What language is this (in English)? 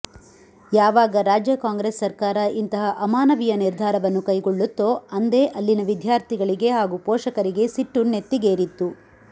Kannada